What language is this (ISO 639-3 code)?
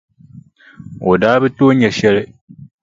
dag